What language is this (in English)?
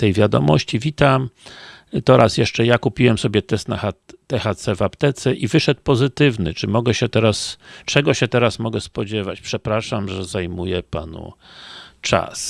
Polish